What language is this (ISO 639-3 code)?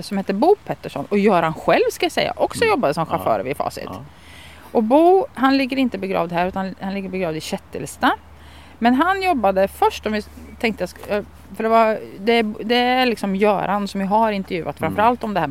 swe